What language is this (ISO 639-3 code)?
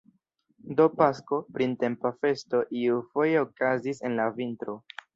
epo